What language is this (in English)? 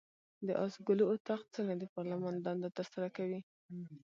Pashto